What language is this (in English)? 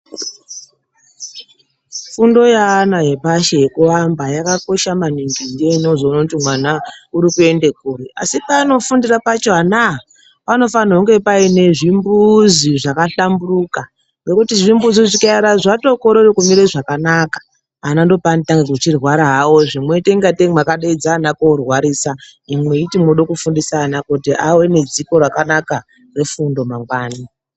Ndau